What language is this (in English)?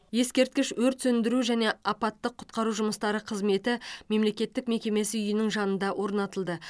Kazakh